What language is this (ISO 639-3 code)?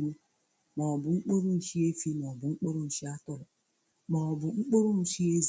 ibo